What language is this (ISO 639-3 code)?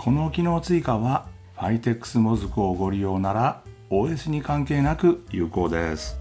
jpn